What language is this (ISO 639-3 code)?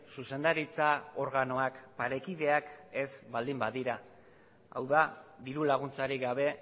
eus